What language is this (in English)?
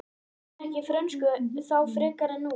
Icelandic